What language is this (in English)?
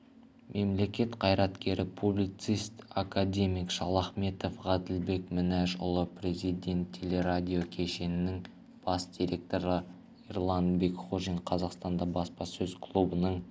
Kazakh